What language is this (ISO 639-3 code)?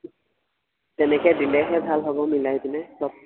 asm